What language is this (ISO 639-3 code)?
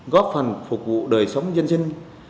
vie